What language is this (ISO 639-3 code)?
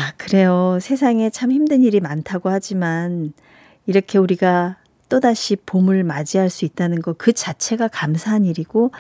kor